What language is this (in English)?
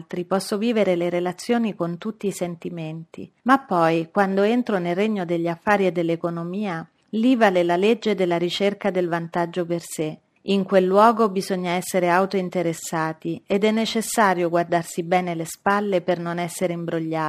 Italian